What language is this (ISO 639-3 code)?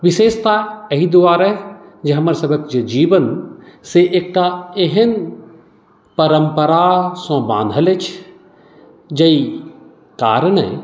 mai